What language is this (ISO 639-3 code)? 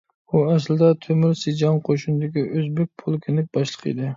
uig